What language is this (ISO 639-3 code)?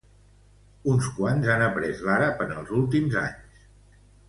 cat